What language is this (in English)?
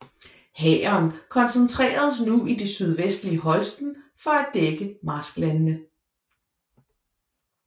Danish